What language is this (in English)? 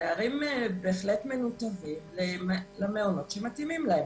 Hebrew